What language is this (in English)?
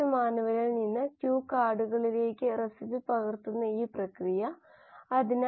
Malayalam